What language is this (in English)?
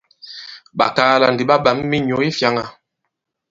Bankon